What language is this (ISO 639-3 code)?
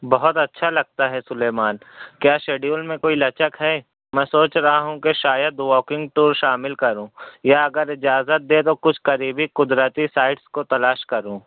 urd